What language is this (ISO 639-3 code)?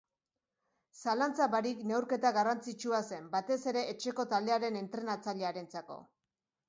eus